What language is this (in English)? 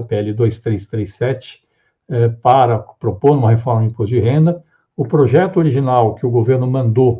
Portuguese